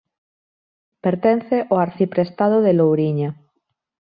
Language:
Galician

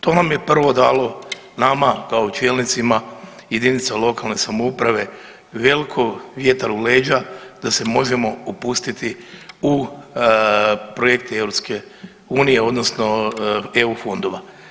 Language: Croatian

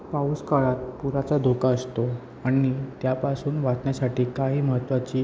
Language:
Marathi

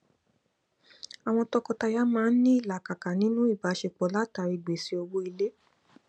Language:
Yoruba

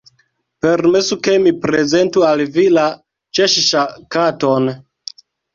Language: Esperanto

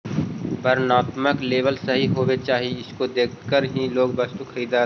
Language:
Magahi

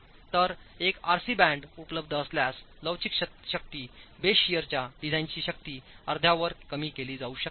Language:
Marathi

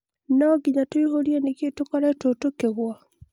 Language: Kikuyu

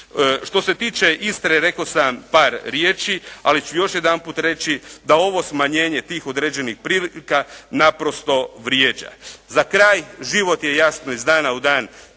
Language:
Croatian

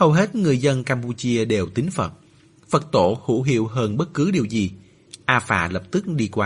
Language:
Vietnamese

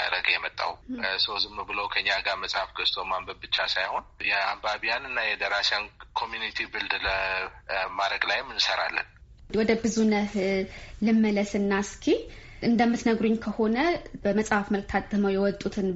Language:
Amharic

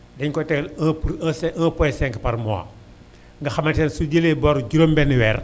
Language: Wolof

